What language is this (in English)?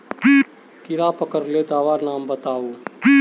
Magahi